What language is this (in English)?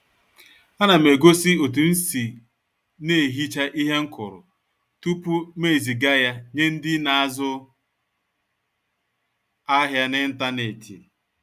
Igbo